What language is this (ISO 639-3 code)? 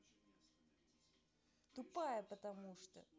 rus